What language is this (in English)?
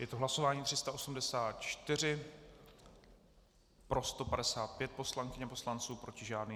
Czech